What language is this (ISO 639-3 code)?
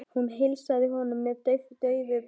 isl